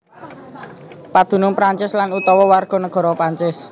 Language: Javanese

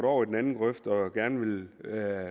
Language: Danish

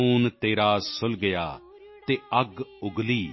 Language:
Punjabi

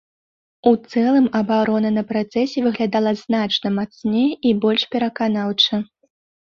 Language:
Belarusian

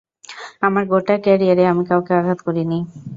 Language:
Bangla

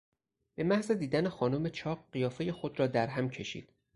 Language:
Persian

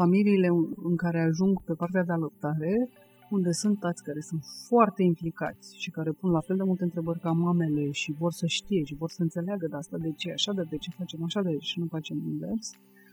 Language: Romanian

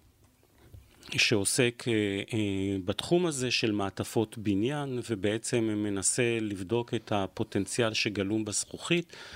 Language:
Hebrew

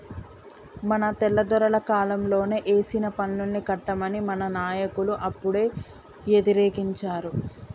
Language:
Telugu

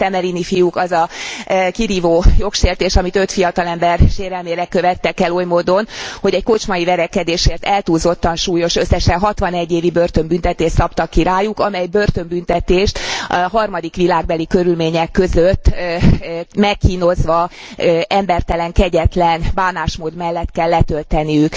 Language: Hungarian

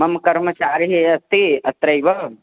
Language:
Sanskrit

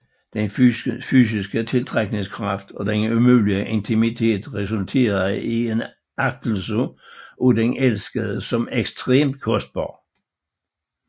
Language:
Danish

